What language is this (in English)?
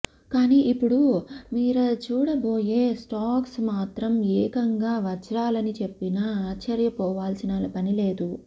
Telugu